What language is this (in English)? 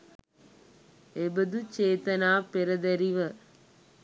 Sinhala